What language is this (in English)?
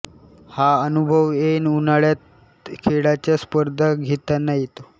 Marathi